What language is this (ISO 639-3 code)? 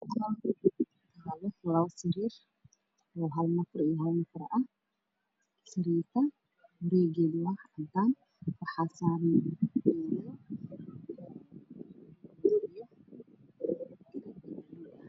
som